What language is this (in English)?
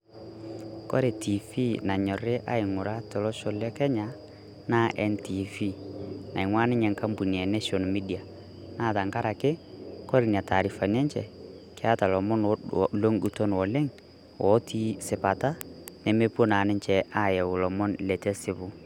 Masai